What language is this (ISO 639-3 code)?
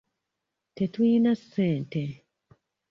lug